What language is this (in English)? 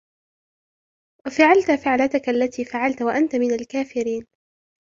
Arabic